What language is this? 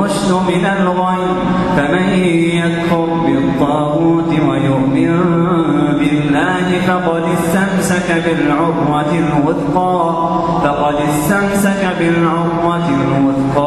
Arabic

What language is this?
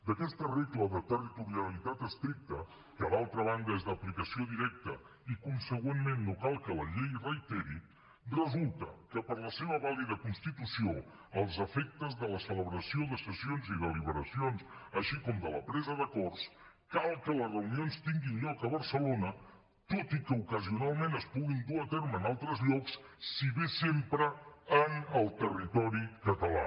Catalan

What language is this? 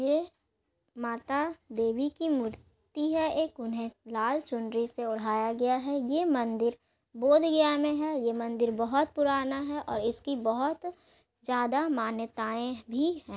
Magahi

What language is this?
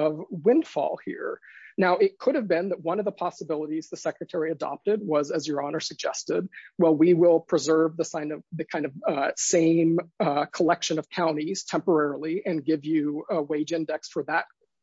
English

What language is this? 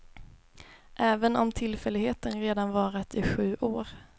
Swedish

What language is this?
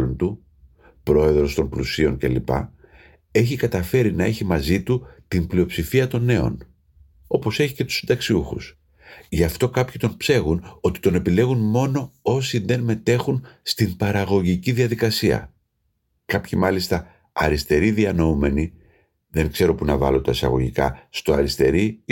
Greek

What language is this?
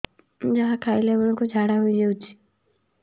Odia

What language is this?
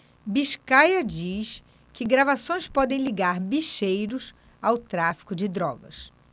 Portuguese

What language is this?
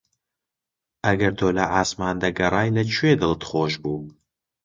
Central Kurdish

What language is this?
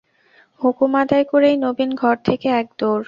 Bangla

